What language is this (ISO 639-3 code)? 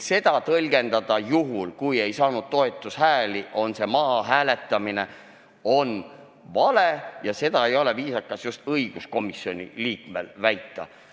est